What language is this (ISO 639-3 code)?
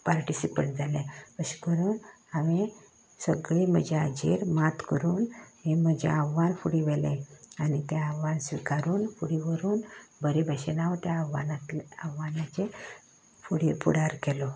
kok